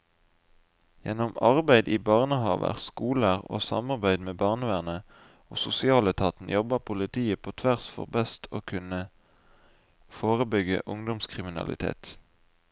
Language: Norwegian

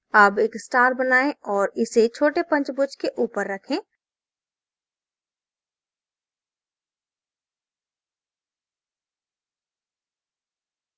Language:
Hindi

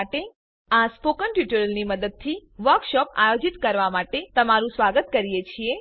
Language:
Gujarati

